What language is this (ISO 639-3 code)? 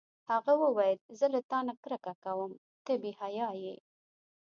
pus